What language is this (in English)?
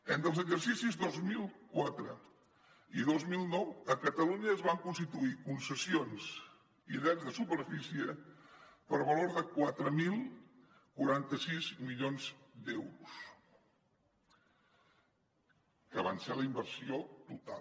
Catalan